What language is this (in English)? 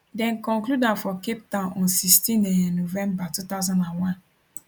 Nigerian Pidgin